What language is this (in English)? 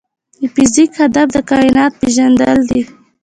Pashto